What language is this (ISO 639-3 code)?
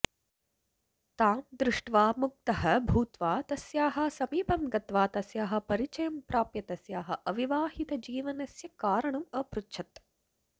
san